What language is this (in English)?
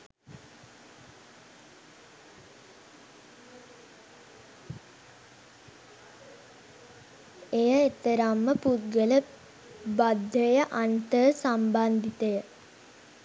Sinhala